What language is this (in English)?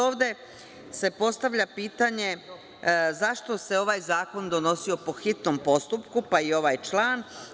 Serbian